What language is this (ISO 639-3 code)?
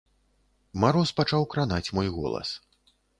bel